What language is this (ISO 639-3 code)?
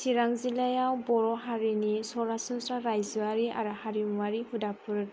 brx